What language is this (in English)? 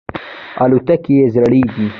Pashto